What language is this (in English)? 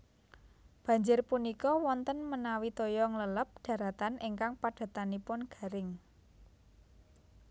Javanese